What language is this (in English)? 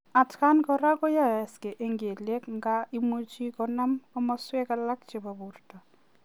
Kalenjin